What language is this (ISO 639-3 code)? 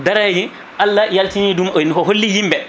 ful